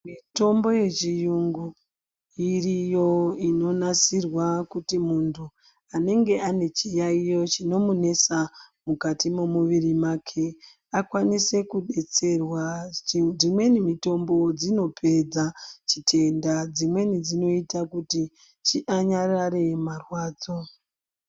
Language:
Ndau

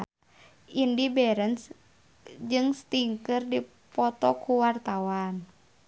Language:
Sundanese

